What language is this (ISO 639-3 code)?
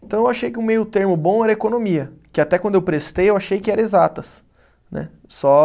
por